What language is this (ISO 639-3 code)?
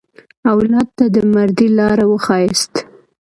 pus